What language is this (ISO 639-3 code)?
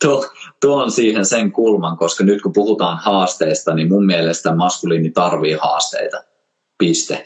fin